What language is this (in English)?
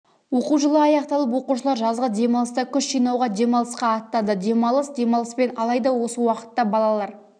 Kazakh